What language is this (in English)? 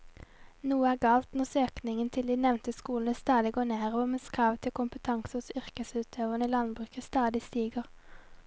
Norwegian